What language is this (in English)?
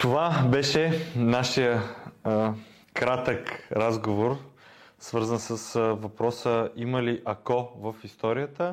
Bulgarian